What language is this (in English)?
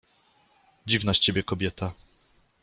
Polish